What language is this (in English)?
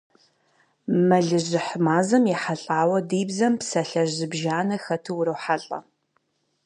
Kabardian